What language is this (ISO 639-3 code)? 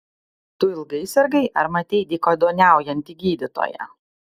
lit